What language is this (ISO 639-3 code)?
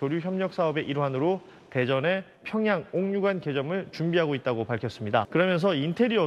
kor